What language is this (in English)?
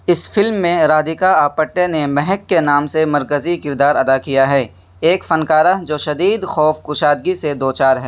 Urdu